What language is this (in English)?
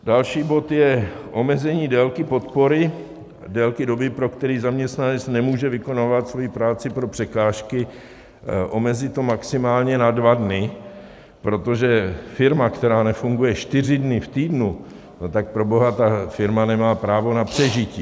Czech